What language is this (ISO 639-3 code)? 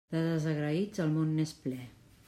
cat